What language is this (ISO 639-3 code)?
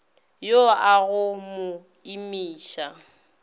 nso